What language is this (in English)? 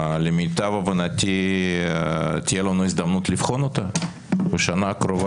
Hebrew